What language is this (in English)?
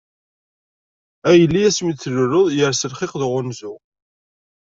Kabyle